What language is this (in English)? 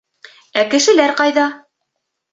Bashkir